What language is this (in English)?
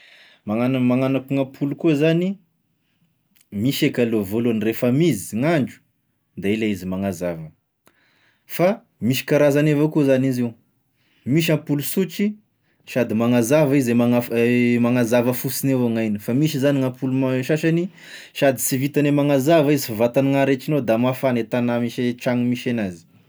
Tesaka Malagasy